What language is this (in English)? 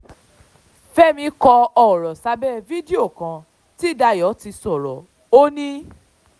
Yoruba